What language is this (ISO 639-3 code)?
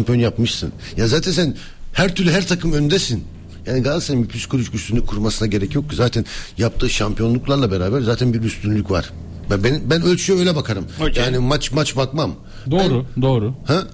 tur